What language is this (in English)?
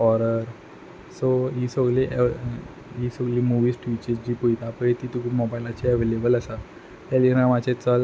Konkani